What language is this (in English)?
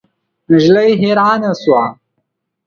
Pashto